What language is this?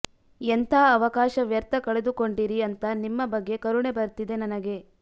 Kannada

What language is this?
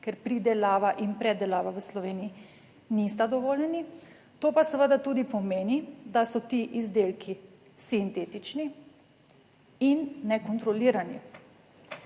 Slovenian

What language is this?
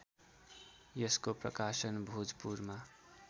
Nepali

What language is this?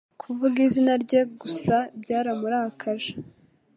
Kinyarwanda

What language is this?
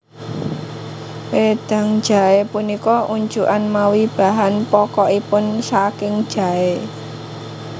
Javanese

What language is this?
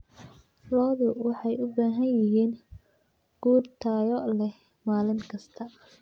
Somali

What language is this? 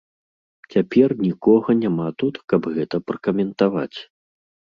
Belarusian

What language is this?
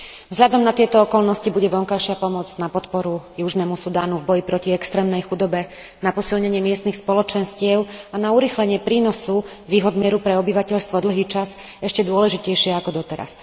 Slovak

